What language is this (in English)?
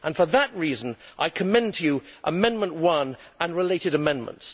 English